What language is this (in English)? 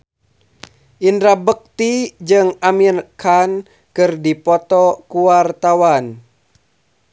Sundanese